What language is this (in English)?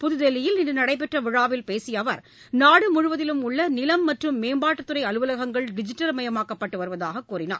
Tamil